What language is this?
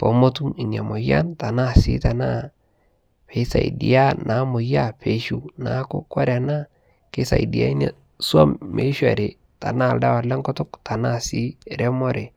Masai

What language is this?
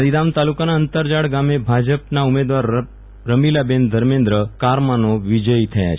Gujarati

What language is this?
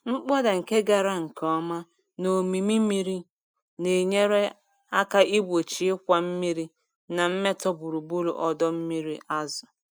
Igbo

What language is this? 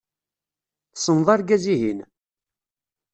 Kabyle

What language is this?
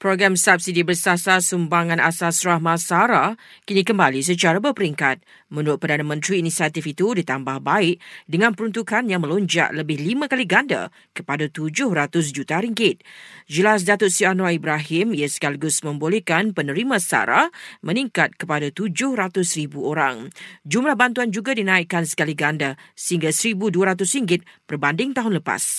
Malay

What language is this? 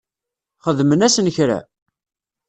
Kabyle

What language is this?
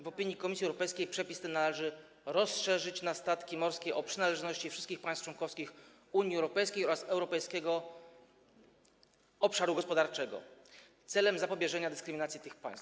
Polish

